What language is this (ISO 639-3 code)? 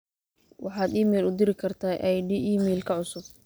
som